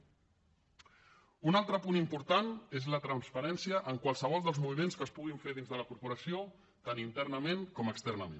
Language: Catalan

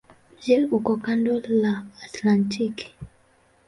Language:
Swahili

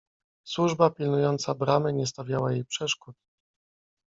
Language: Polish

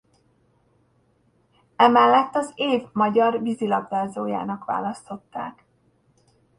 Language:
Hungarian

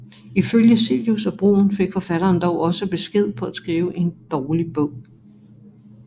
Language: Danish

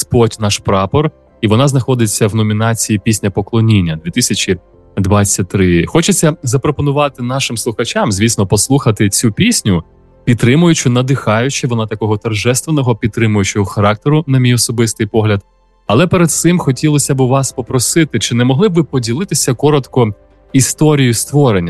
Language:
Ukrainian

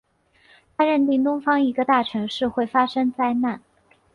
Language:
Chinese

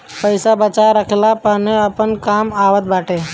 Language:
Bhojpuri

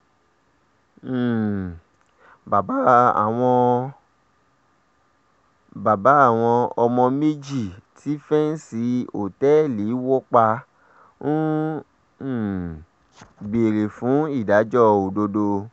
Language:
Yoruba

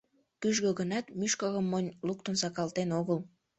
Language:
Mari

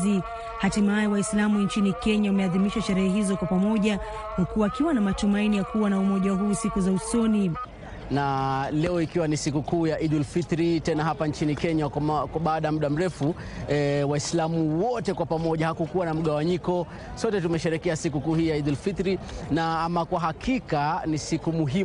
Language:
Swahili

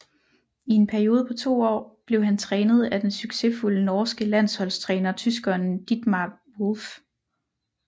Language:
Danish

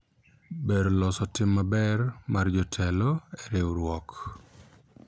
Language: Luo (Kenya and Tanzania)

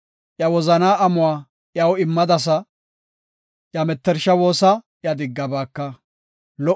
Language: Gofa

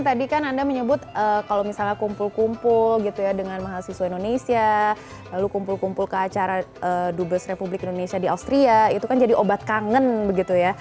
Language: Indonesian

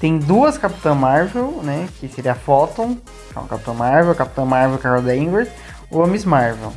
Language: Portuguese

